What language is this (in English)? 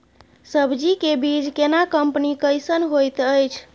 Maithili